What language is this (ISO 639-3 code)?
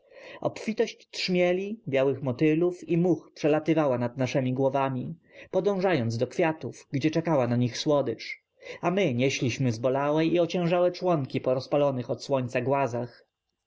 pol